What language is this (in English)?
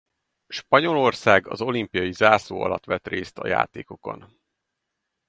Hungarian